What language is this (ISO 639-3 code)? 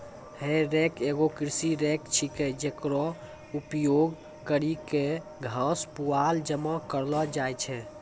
mai